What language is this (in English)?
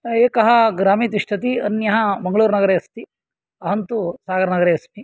Sanskrit